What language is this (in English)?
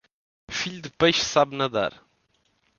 Portuguese